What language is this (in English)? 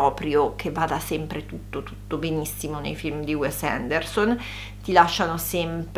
Italian